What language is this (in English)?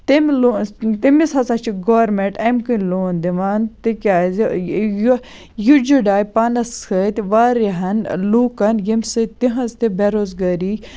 Kashmiri